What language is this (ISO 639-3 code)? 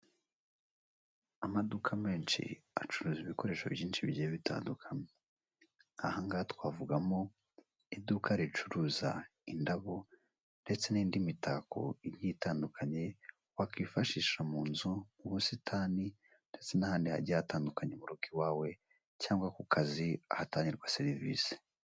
kin